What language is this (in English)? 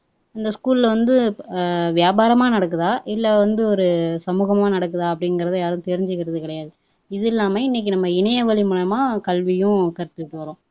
Tamil